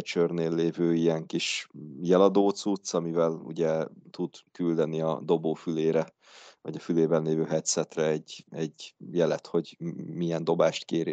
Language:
Hungarian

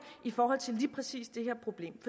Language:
Danish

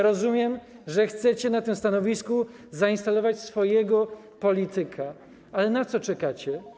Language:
Polish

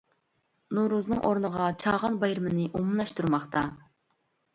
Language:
Uyghur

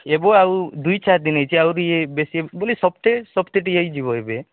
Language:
Odia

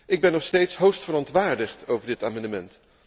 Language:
Dutch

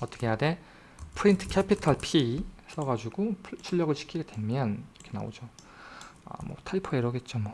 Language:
Korean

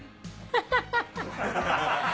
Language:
Japanese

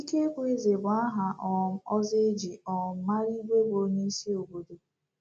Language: Igbo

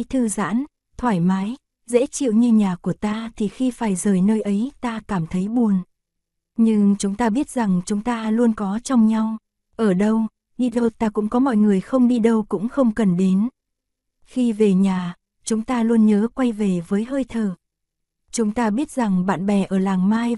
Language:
Vietnamese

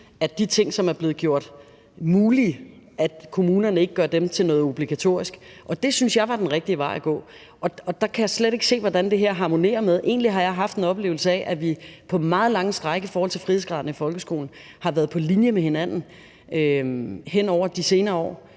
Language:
Danish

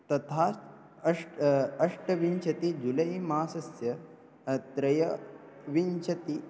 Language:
Sanskrit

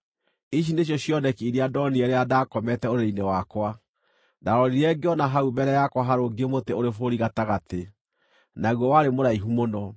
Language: Kikuyu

